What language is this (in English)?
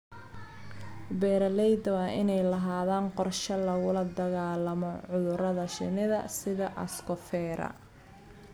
Somali